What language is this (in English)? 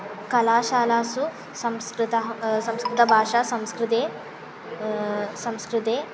Sanskrit